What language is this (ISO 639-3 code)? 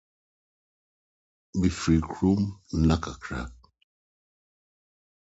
aka